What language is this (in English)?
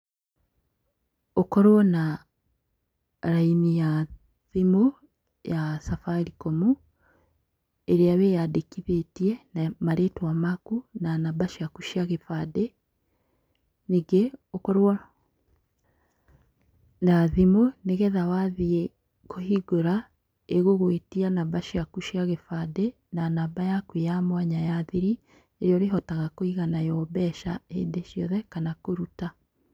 Kikuyu